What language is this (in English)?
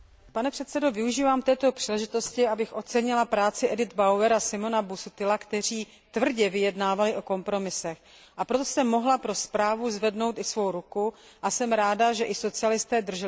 Czech